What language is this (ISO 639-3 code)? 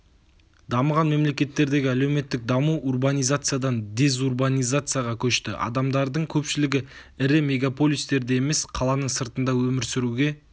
kaz